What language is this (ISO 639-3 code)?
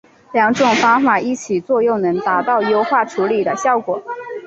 zho